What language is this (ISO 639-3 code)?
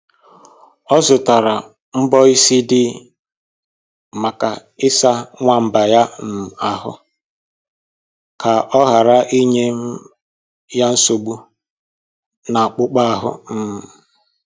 ibo